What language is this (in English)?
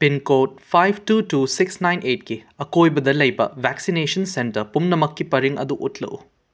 Manipuri